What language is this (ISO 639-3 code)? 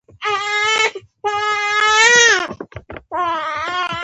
pus